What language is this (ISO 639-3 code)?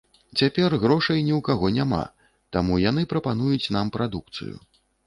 bel